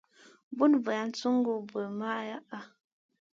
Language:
Masana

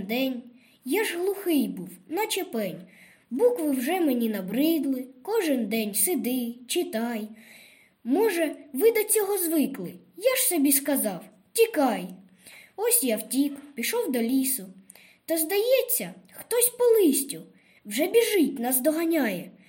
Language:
Ukrainian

